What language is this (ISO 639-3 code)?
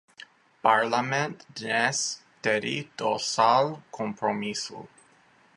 ces